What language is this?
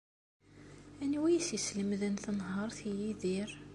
Kabyle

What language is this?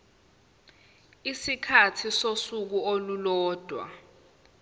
Zulu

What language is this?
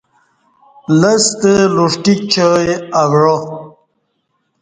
Kati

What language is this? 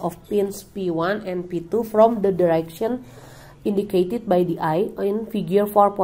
Indonesian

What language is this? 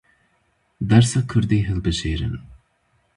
Kurdish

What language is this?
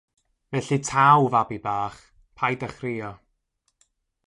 Welsh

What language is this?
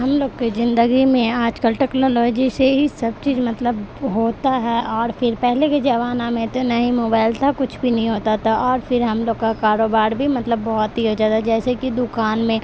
Urdu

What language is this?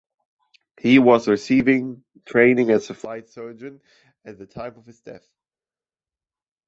English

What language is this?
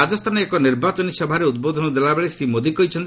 Odia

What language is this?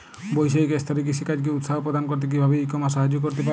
Bangla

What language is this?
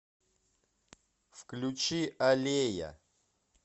Russian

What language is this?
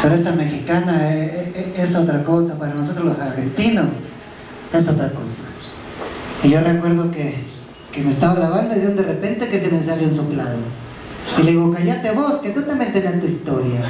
Spanish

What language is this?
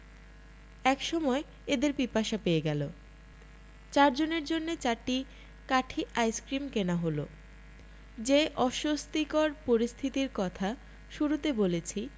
Bangla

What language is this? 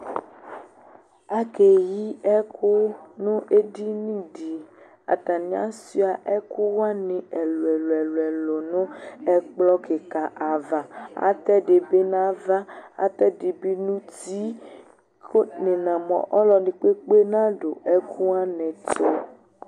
Ikposo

